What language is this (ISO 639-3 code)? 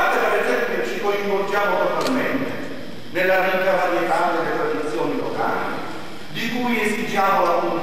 ita